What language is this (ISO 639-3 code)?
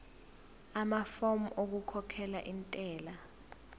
zul